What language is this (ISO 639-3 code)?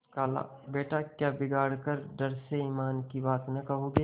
hin